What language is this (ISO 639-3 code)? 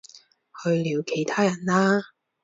yue